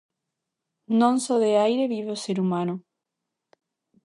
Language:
Galician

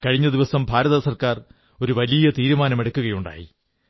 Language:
Malayalam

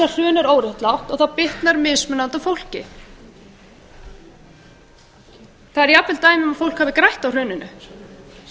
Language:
Icelandic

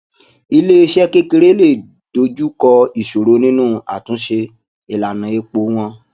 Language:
Yoruba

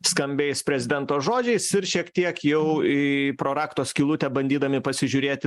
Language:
Lithuanian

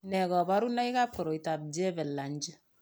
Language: Kalenjin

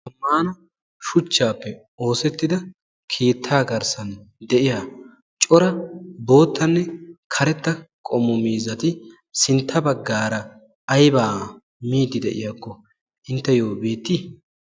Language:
Wolaytta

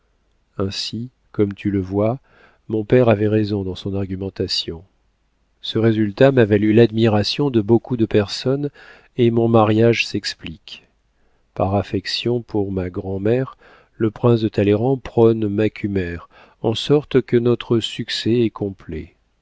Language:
French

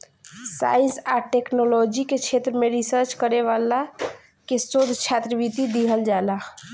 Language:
Bhojpuri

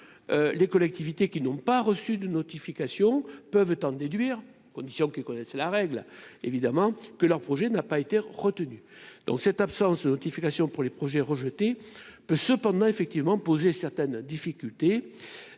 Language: French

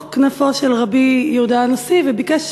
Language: Hebrew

